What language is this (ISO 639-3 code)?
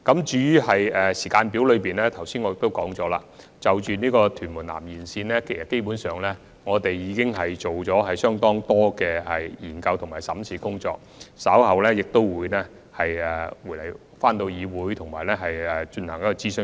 yue